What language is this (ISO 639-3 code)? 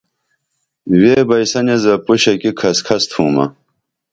dml